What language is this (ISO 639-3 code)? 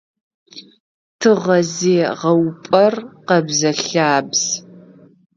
ady